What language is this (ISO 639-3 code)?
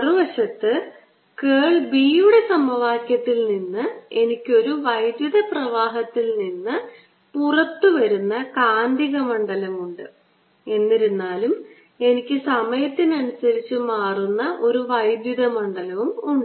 mal